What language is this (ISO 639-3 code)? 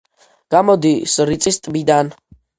kat